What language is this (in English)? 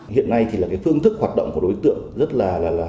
Vietnamese